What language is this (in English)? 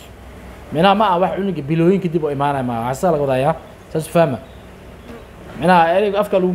Arabic